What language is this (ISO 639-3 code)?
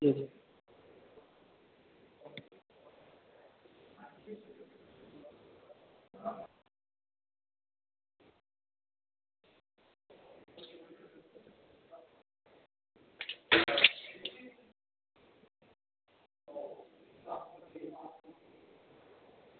doi